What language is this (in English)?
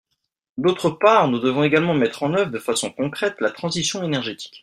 French